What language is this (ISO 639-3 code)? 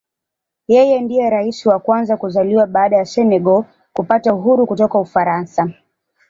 swa